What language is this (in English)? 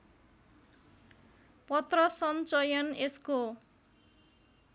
Nepali